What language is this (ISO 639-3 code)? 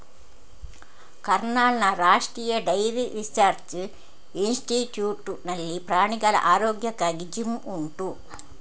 kan